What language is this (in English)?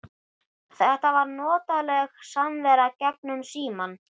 Icelandic